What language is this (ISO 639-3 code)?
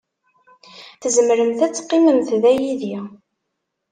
kab